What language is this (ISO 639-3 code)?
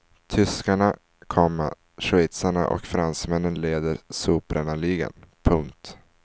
swe